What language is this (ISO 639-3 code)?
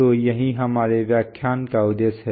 hin